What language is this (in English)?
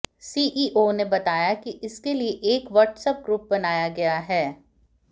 Hindi